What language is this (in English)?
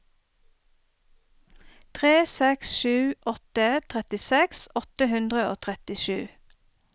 Norwegian